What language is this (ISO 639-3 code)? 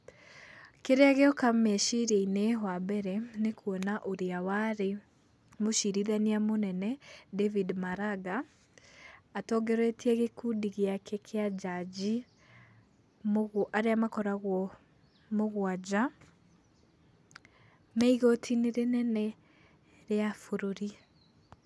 kik